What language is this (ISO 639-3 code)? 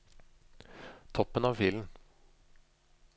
nor